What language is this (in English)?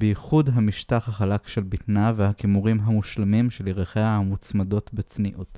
Hebrew